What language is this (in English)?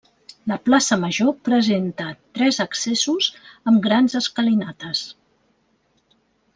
Catalan